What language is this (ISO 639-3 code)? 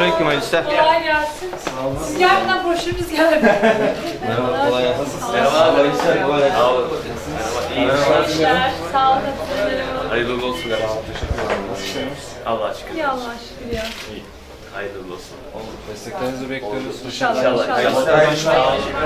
tur